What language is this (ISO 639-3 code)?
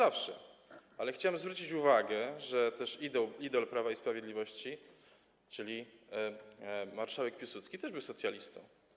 pol